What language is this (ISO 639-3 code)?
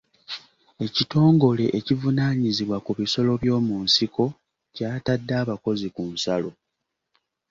lug